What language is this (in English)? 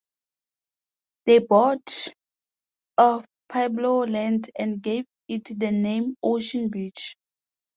English